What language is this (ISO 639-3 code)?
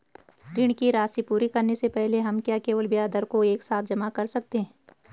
hin